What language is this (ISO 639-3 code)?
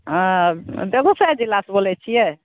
mai